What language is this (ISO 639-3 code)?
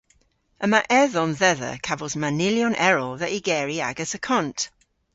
cor